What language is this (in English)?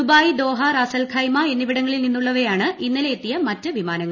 Malayalam